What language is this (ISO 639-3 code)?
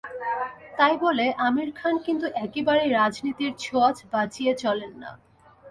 ben